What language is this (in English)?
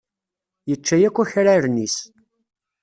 Kabyle